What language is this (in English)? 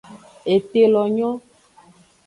Aja (Benin)